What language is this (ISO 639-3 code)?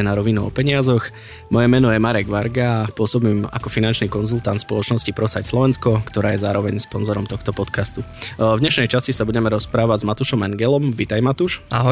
slk